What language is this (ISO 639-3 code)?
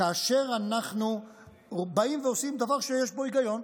heb